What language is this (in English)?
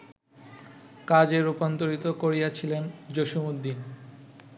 Bangla